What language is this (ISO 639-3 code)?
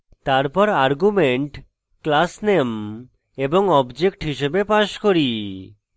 ben